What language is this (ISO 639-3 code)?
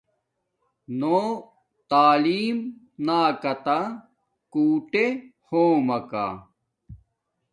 dmk